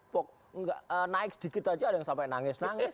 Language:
Indonesian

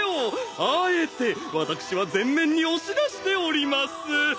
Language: Japanese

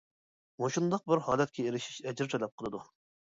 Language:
Uyghur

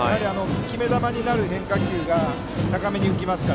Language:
Japanese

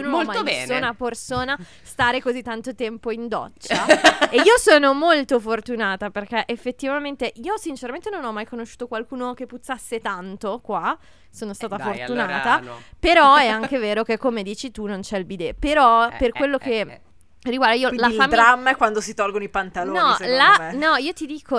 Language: Italian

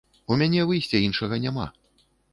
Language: Belarusian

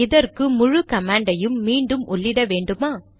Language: Tamil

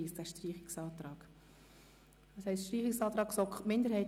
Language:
Swiss German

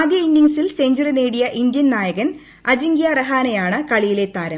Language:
Malayalam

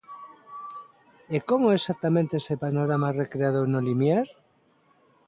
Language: Galician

